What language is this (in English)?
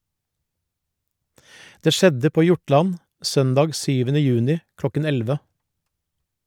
Norwegian